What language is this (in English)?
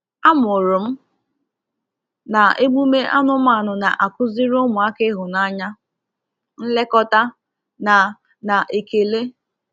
Igbo